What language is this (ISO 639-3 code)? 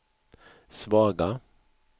swe